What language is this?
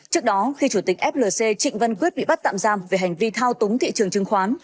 Vietnamese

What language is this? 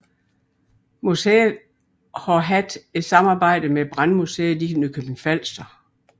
Danish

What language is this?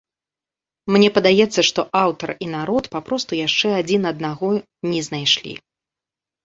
Belarusian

